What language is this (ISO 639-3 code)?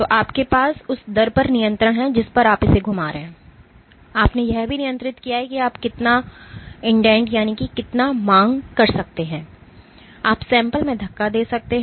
hin